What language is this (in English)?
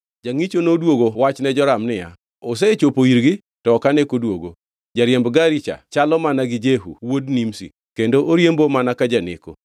Luo (Kenya and Tanzania)